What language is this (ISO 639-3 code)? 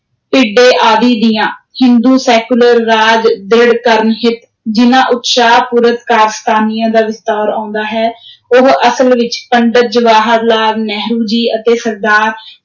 pan